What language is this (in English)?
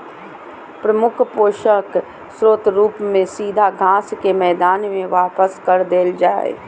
Magahi